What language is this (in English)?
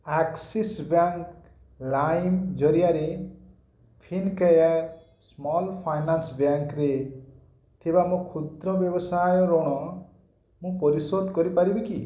Odia